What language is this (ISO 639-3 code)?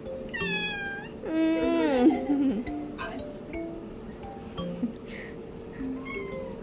kor